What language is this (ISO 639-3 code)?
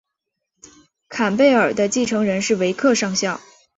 zho